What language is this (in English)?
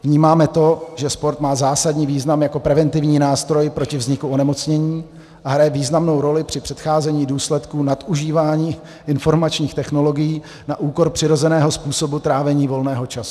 Czech